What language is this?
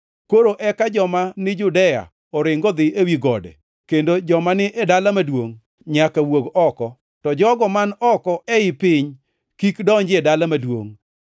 Luo (Kenya and Tanzania)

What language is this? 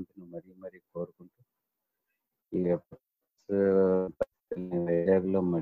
Telugu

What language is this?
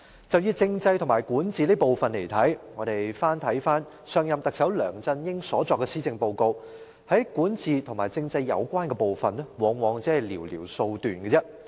Cantonese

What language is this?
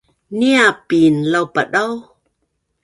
Bunun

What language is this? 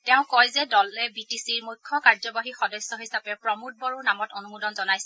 Assamese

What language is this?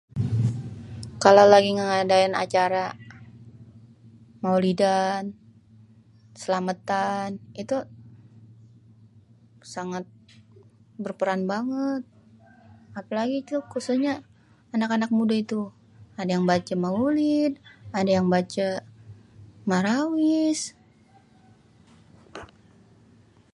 Betawi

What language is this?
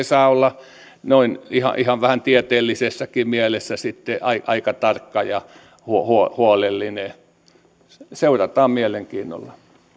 Finnish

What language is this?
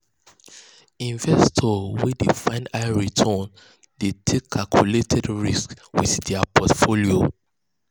Nigerian Pidgin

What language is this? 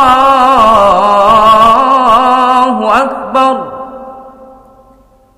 Arabic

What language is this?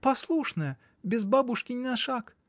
Russian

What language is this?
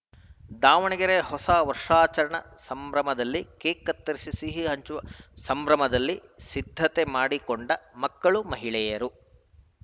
Kannada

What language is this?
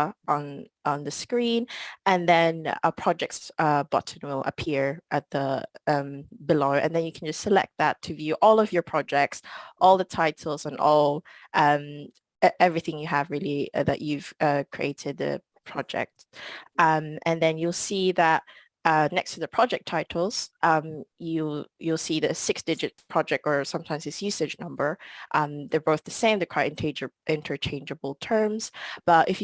English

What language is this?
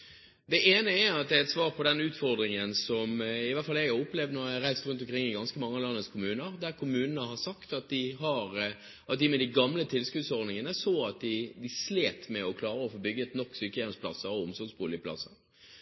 Norwegian Bokmål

